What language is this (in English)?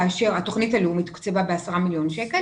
Hebrew